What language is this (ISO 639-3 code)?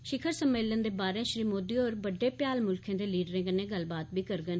doi